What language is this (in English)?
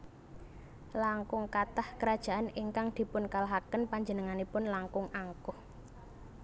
Javanese